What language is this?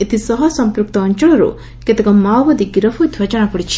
Odia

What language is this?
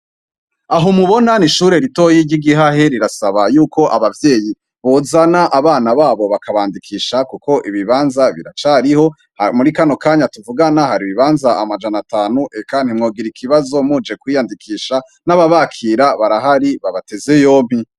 Rundi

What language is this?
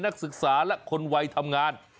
Thai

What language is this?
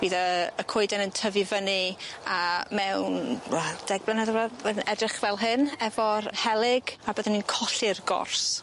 Welsh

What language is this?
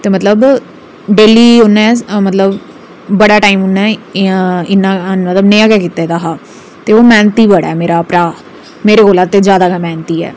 Dogri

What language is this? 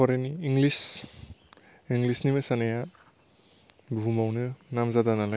Bodo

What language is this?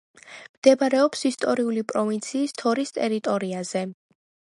Georgian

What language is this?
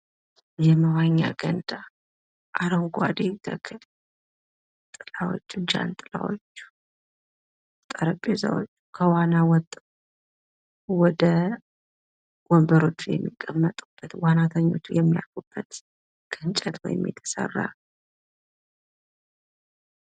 Amharic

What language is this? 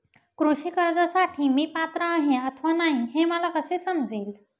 Marathi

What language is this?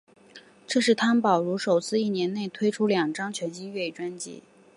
Chinese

